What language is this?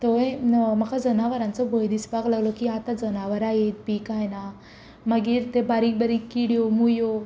Konkani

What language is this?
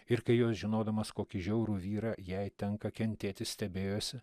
Lithuanian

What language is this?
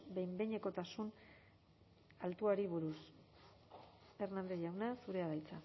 Basque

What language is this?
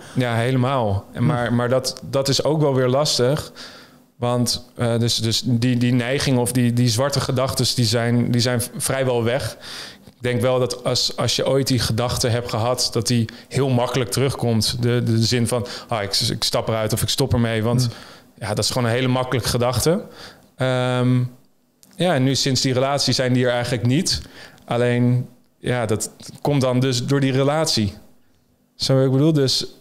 Dutch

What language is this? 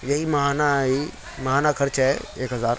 Urdu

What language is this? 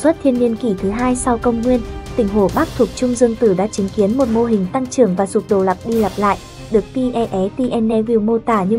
Vietnamese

